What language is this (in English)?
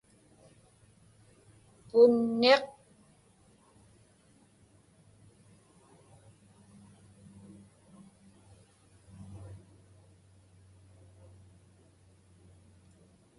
Inupiaq